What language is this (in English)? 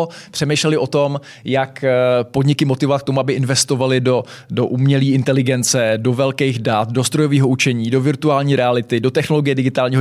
Czech